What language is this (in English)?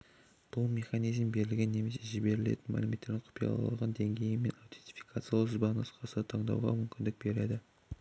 Kazakh